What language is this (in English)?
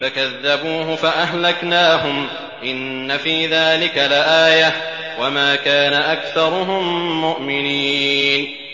Arabic